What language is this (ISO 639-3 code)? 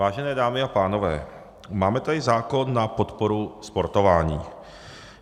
ces